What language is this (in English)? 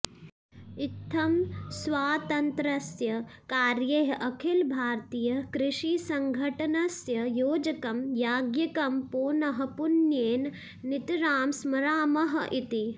Sanskrit